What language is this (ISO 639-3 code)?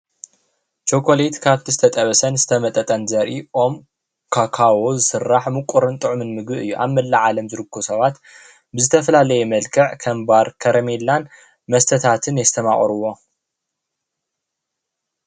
tir